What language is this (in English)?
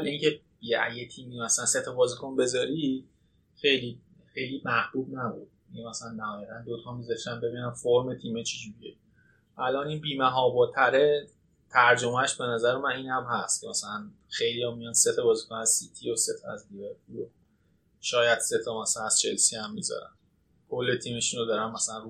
Persian